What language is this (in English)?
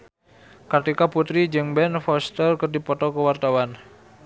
Sundanese